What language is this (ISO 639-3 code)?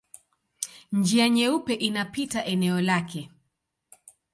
swa